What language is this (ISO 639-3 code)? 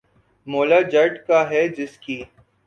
urd